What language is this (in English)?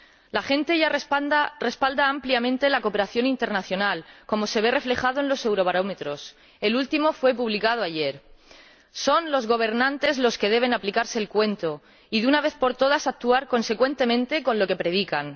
Spanish